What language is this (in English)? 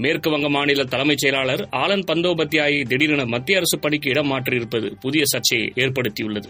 Tamil